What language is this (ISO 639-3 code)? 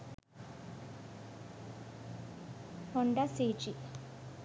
sin